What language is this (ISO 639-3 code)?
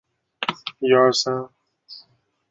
zho